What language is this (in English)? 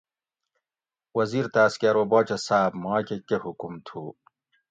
Gawri